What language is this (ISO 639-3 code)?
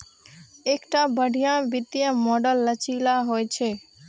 mai